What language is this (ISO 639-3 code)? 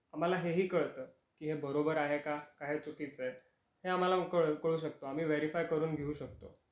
mar